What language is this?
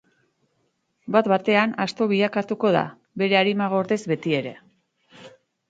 Basque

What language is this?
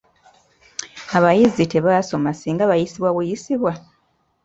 Ganda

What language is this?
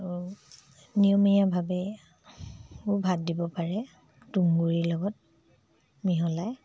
Assamese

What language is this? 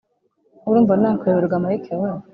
Kinyarwanda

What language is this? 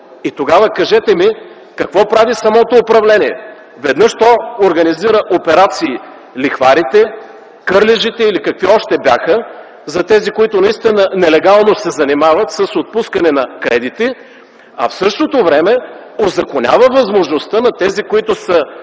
Bulgarian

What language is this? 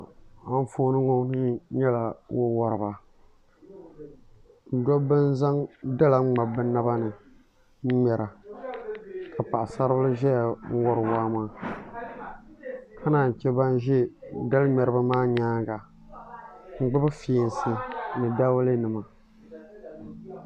Dagbani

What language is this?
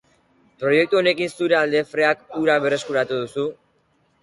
Basque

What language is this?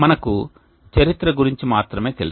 Telugu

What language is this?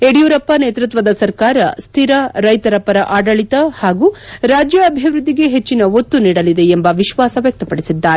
Kannada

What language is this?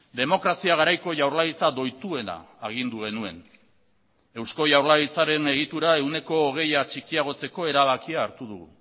Basque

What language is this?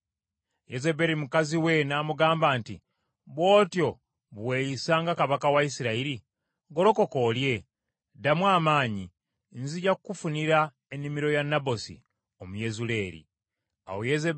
Ganda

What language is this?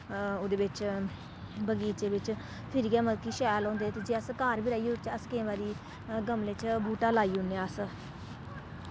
Dogri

